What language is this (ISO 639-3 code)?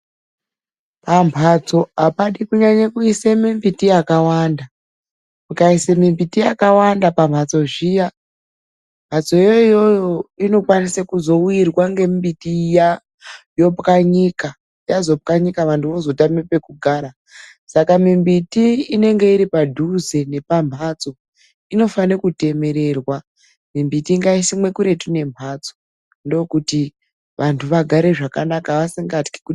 ndc